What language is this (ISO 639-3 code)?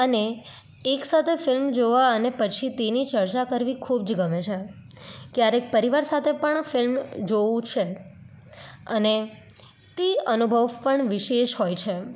guj